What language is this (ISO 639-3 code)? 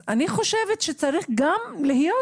heb